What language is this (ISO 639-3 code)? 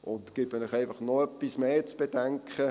gsw